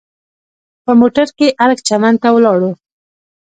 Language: Pashto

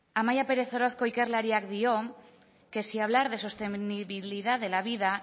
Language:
Spanish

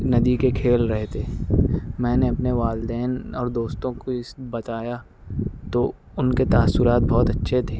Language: Urdu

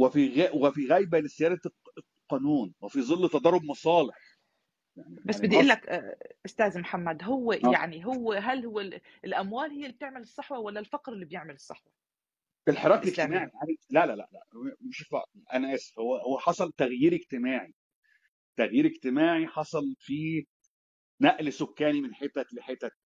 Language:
Arabic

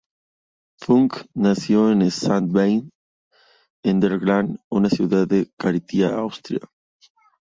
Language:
Spanish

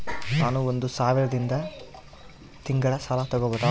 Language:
Kannada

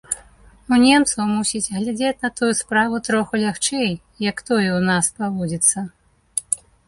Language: Belarusian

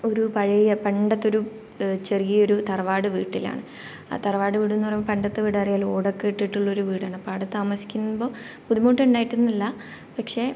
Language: Malayalam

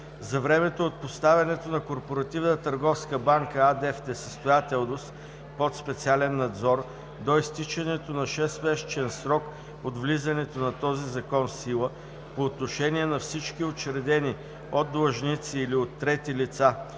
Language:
Bulgarian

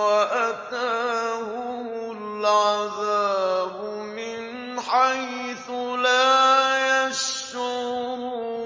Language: Arabic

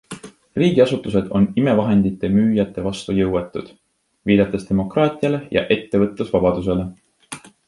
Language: Estonian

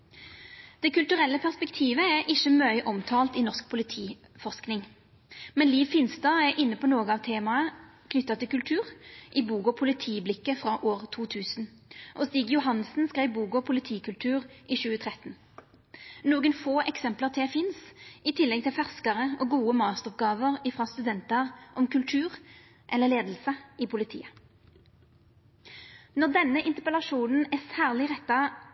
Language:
Norwegian Nynorsk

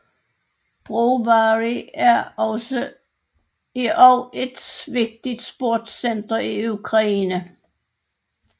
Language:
Danish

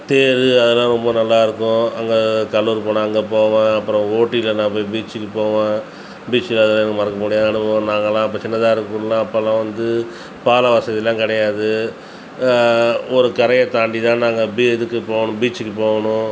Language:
Tamil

